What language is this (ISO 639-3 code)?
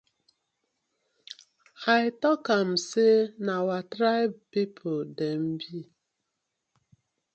pcm